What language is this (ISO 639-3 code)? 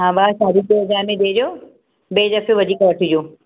snd